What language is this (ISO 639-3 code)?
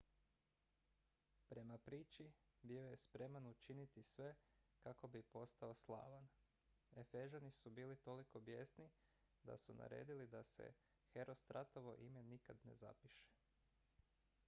hrv